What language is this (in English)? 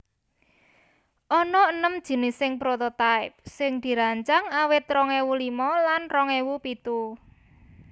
Javanese